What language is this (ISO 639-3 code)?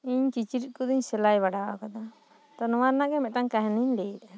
sat